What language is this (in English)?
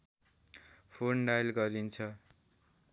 Nepali